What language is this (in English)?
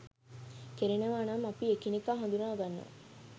Sinhala